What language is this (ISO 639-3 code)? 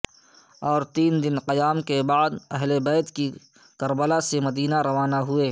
urd